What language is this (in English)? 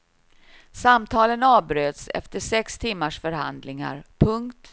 Swedish